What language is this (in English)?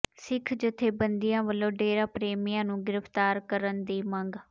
Punjabi